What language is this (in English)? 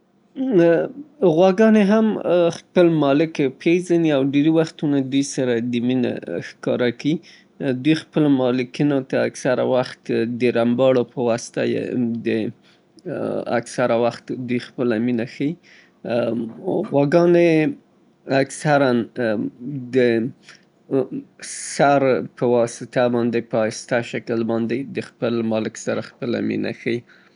Southern Pashto